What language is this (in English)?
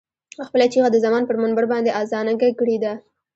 Pashto